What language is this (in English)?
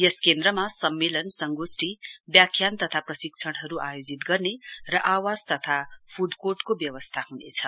Nepali